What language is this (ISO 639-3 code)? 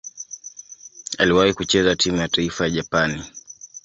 swa